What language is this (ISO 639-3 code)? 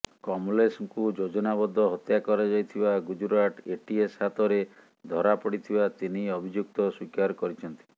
ori